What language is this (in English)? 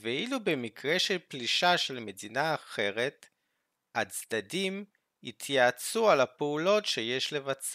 Hebrew